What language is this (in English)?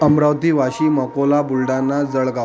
Marathi